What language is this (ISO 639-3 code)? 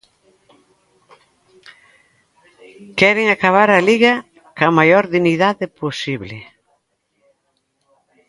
glg